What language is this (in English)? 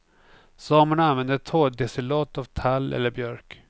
Swedish